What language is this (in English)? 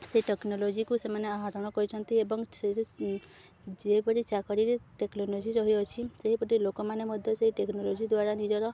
Odia